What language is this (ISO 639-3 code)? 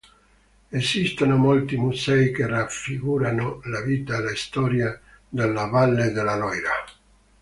ita